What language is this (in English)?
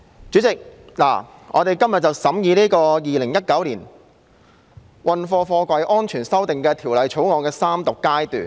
Cantonese